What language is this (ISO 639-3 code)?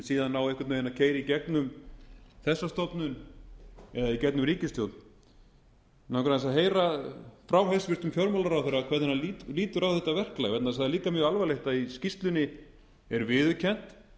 isl